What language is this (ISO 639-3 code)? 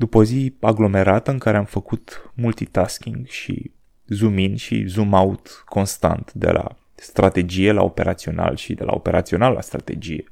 ron